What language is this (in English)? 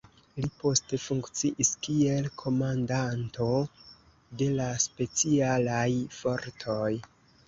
Esperanto